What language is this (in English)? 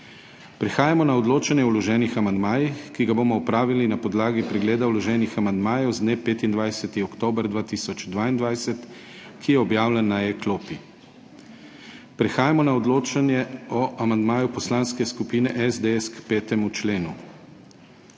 Slovenian